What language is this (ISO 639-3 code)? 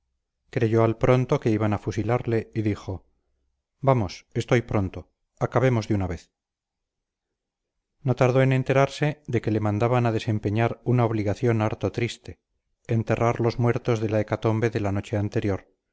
spa